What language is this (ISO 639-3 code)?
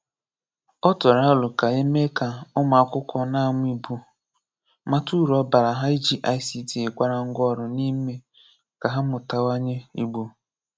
ibo